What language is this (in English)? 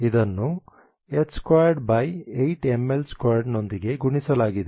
Kannada